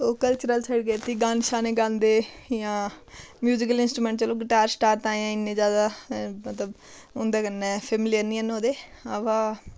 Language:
Dogri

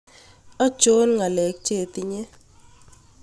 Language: Kalenjin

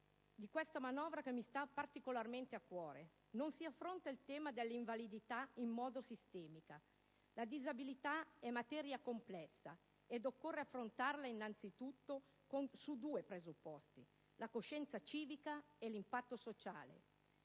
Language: Italian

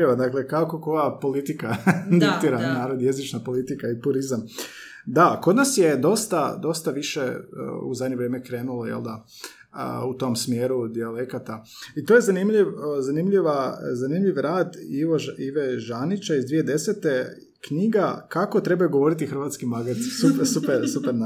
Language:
Croatian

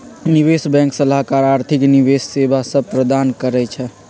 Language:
Magahi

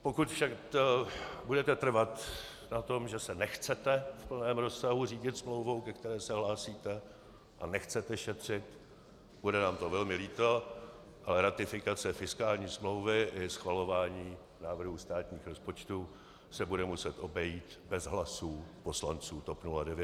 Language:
Czech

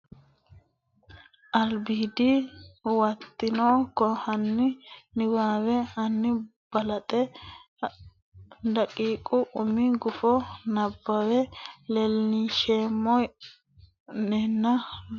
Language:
Sidamo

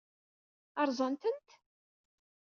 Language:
Kabyle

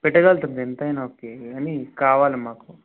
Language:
Telugu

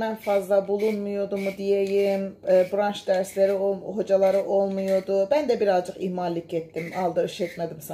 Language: Turkish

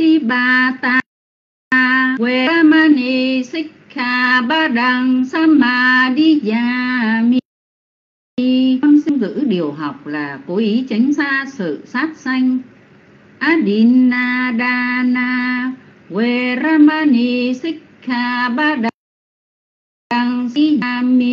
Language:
Vietnamese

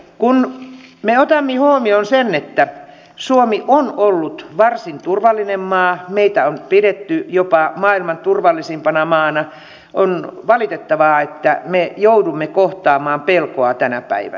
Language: Finnish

